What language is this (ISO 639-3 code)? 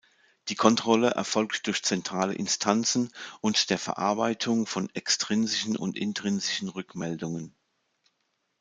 deu